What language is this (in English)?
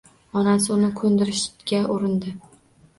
Uzbek